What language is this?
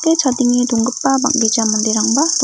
Garo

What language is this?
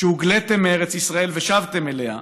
Hebrew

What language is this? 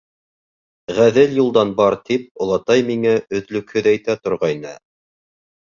Bashkir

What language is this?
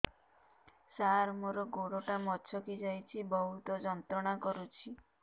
Odia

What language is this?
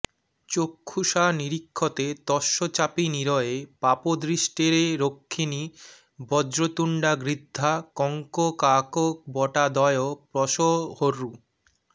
Bangla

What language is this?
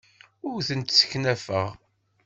Kabyle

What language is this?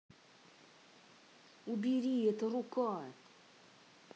Russian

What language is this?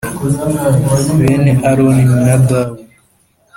Kinyarwanda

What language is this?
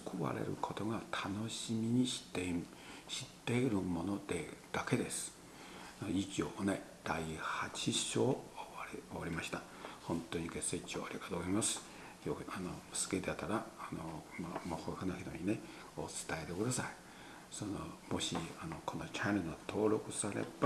Japanese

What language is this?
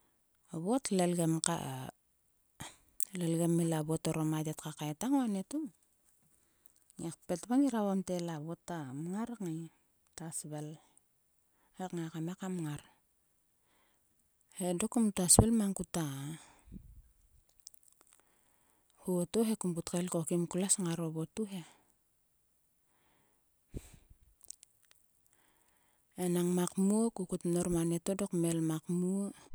Sulka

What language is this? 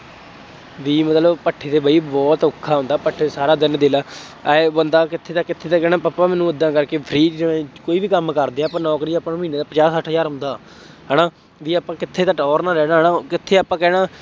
Punjabi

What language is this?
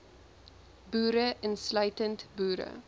Afrikaans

